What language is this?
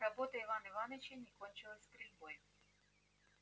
Russian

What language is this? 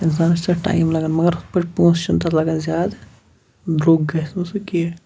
Kashmiri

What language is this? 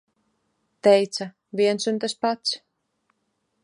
Latvian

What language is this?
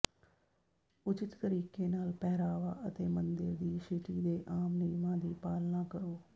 Punjabi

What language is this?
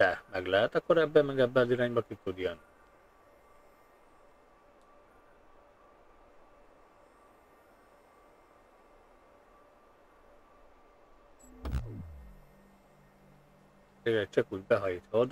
Hungarian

